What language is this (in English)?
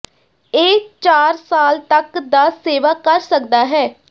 Punjabi